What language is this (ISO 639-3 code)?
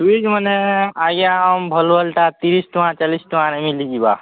ori